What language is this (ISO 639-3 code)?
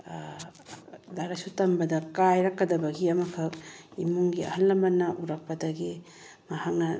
mni